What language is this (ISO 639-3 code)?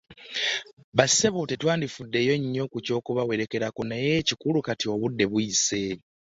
lug